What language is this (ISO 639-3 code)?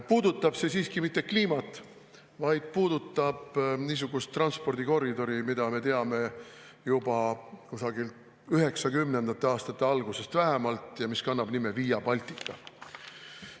est